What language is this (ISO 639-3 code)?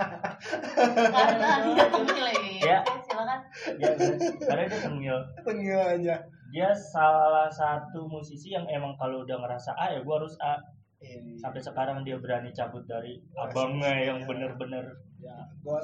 ind